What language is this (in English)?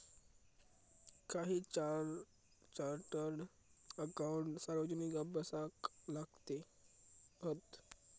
Marathi